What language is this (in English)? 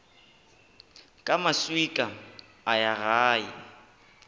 Northern Sotho